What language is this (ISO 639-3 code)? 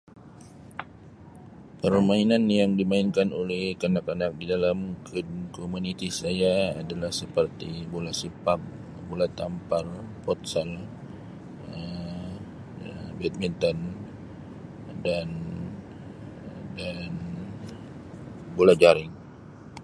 msi